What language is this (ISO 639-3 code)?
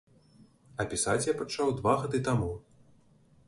bel